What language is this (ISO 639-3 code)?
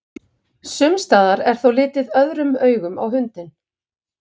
isl